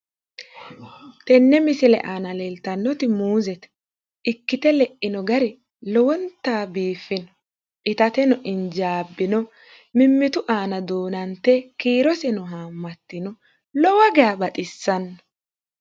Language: Sidamo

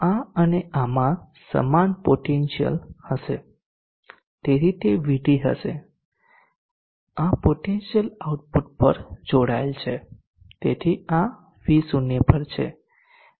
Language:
Gujarati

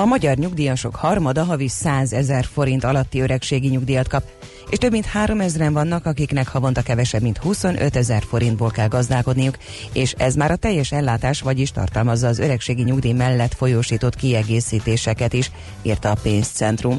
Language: Hungarian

